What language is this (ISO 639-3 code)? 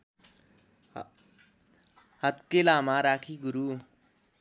nep